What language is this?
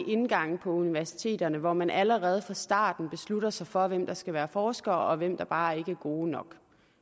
Danish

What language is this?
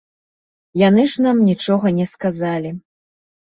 Belarusian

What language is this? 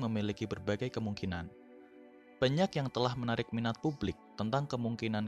Indonesian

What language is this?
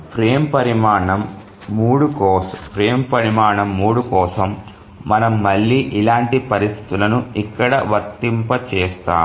Telugu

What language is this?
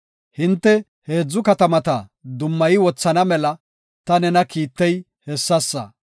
Gofa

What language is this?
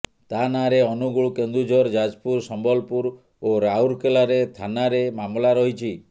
Odia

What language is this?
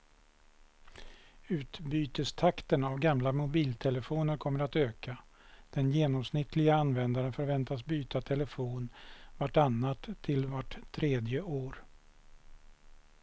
Swedish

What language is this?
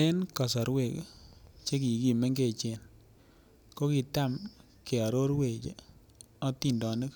Kalenjin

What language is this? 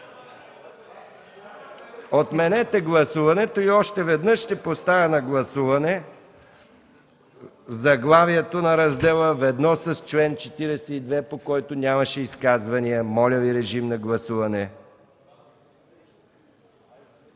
Bulgarian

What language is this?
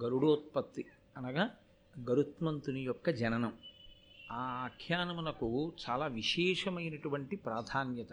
Telugu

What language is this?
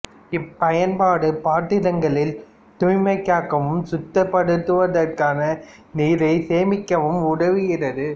Tamil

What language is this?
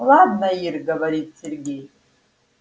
Russian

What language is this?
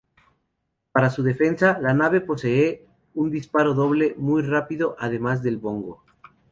Spanish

